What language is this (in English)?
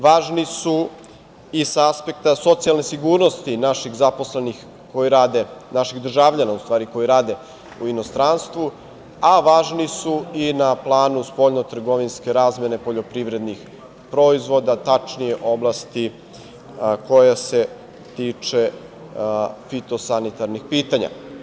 Serbian